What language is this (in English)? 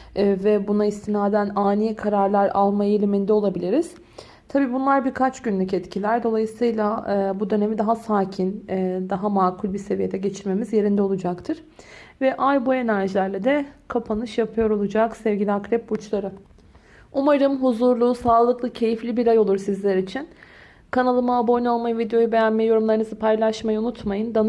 Turkish